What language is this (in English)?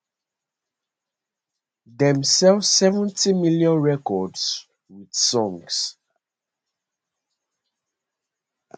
Nigerian Pidgin